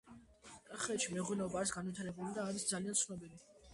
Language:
Georgian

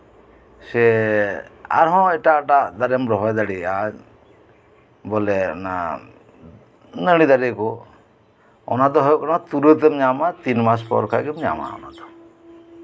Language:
Santali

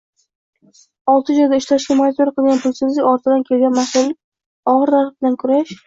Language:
Uzbek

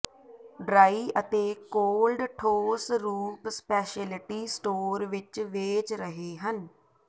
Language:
Punjabi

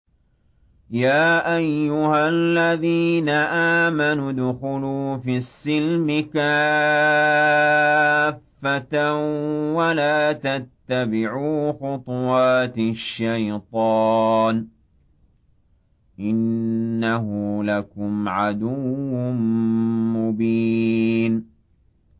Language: Arabic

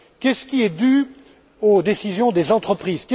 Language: French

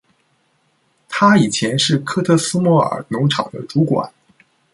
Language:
Chinese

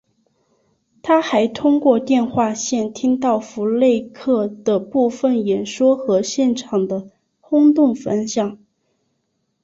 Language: Chinese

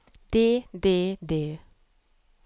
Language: Norwegian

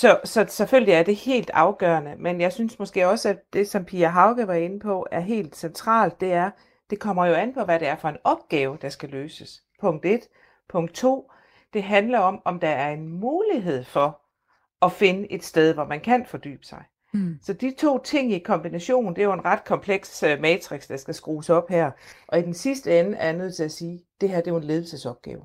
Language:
Danish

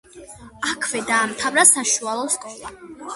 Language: Georgian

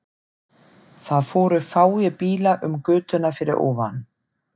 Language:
Icelandic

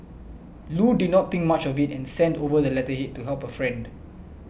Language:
English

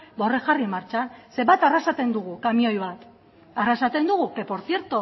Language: Basque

